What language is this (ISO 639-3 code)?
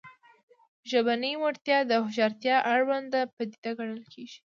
pus